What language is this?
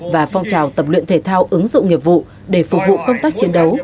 Vietnamese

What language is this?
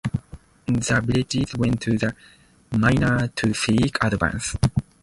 English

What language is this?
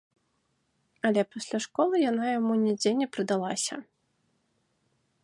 Belarusian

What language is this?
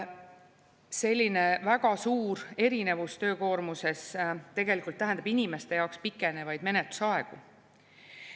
Estonian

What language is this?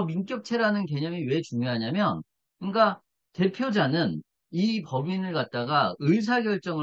Korean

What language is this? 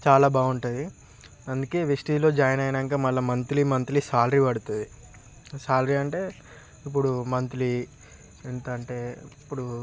Telugu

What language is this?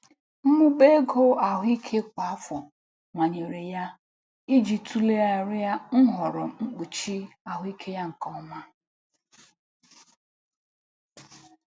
Igbo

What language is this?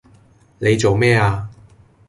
Cantonese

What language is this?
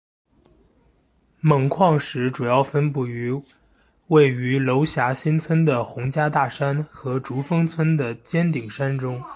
Chinese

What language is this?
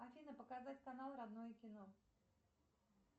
Russian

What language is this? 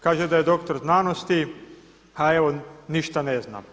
Croatian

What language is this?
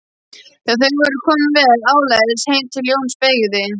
Icelandic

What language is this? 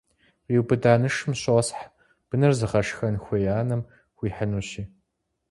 Kabardian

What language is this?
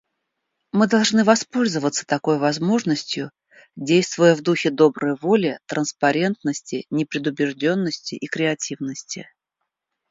Russian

